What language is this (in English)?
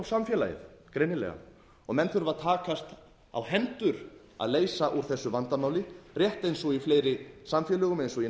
Icelandic